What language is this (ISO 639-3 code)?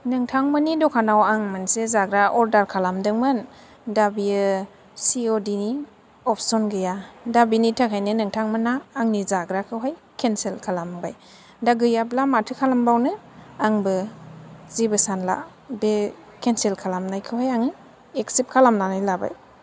brx